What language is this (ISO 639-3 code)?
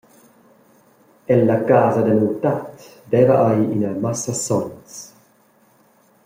roh